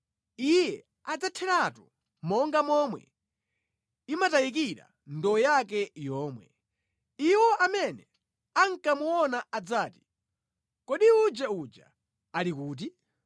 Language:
Nyanja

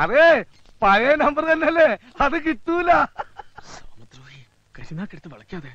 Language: Malayalam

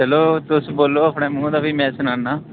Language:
Dogri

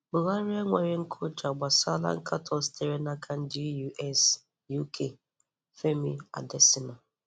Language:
Igbo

